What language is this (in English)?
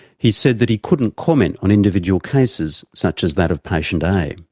English